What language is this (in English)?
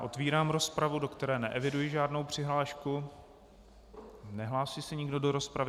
Czech